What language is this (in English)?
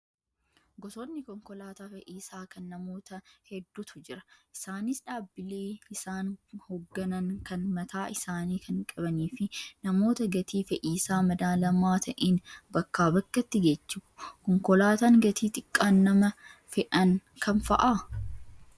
Oromo